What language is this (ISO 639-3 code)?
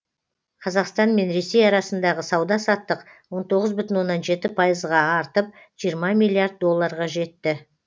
kaz